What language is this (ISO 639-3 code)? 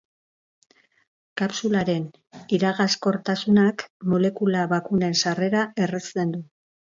eus